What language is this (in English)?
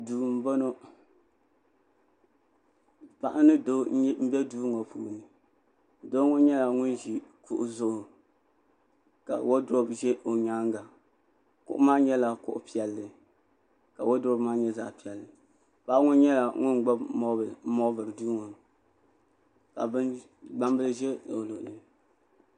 Dagbani